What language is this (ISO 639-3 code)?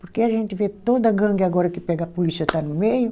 por